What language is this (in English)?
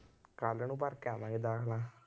Punjabi